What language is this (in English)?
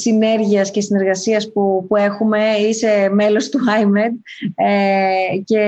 Greek